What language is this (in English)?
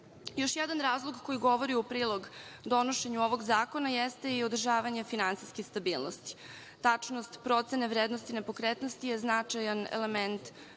Serbian